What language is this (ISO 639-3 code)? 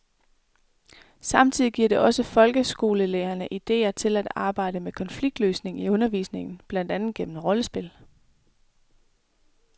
dan